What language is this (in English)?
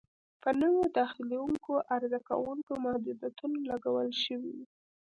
Pashto